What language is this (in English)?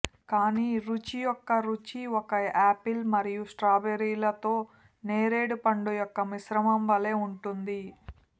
Telugu